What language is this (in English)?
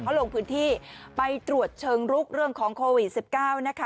Thai